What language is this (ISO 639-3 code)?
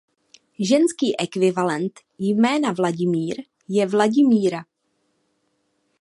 ces